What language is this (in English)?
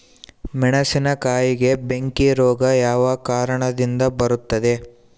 Kannada